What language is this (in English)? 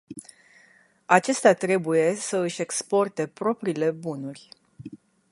Romanian